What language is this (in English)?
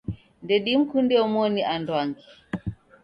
Taita